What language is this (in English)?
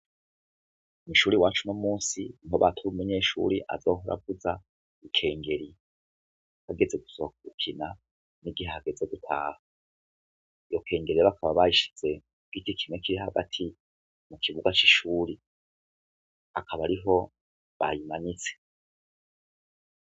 Rundi